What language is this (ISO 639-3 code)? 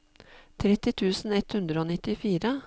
nor